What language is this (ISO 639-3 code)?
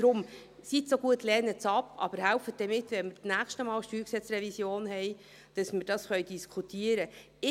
gsw